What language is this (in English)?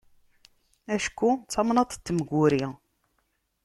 Kabyle